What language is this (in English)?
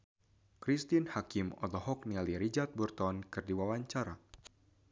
Sundanese